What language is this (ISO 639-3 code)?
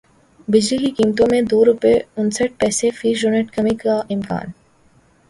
urd